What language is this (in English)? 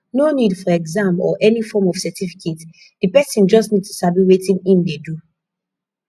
Nigerian Pidgin